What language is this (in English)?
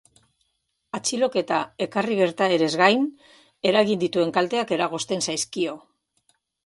Basque